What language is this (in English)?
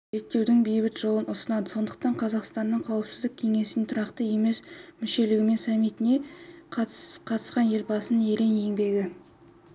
Kazakh